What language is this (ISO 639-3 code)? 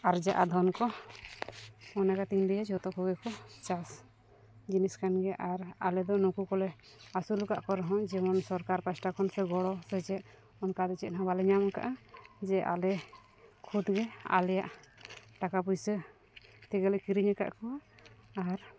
sat